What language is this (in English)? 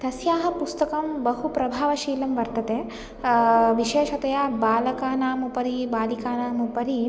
Sanskrit